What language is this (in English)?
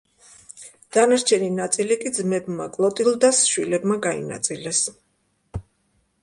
Georgian